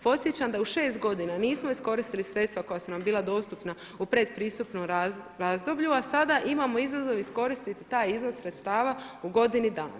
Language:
Croatian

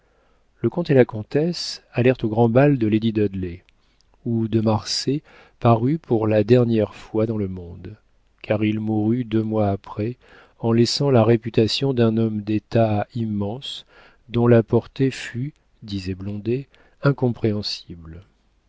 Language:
French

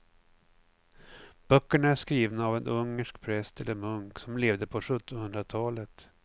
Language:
Swedish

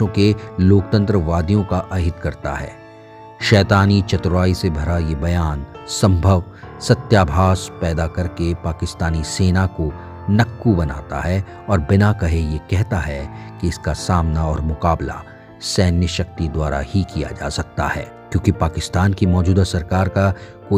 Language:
Hindi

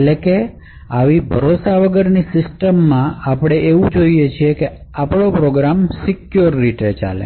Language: Gujarati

